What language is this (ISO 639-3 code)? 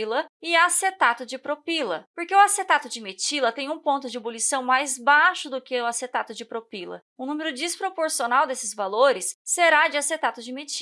por